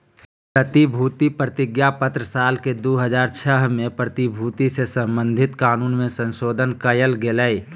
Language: Magahi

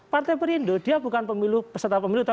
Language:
Indonesian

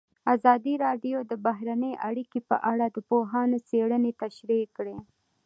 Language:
Pashto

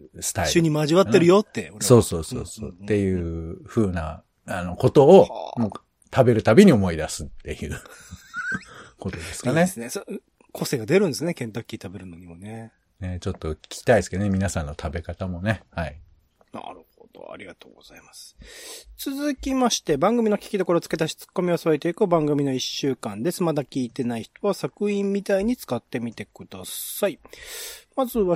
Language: Japanese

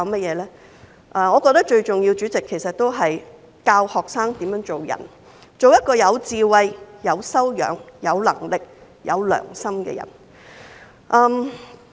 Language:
Cantonese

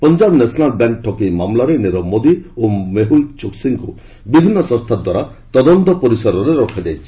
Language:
Odia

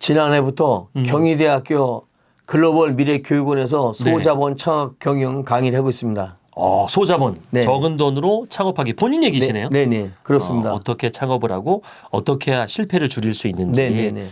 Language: Korean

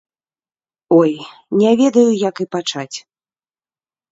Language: Belarusian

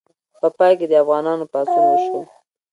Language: Pashto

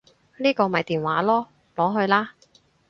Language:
Cantonese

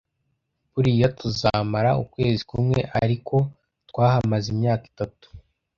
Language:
Kinyarwanda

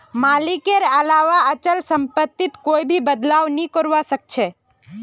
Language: Magahi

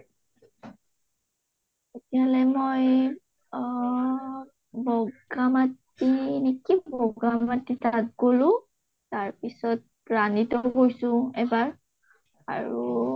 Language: Assamese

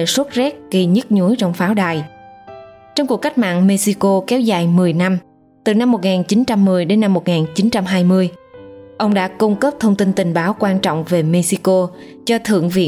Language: Vietnamese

